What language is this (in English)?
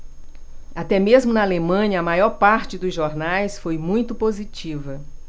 Portuguese